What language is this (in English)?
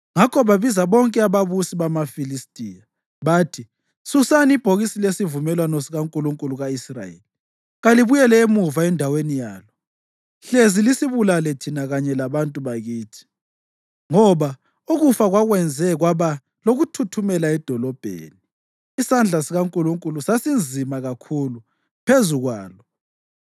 North Ndebele